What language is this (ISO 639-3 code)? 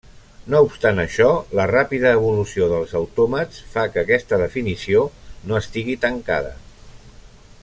cat